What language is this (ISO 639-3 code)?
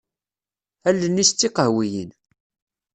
kab